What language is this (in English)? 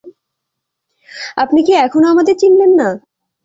Bangla